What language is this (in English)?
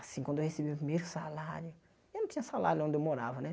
Portuguese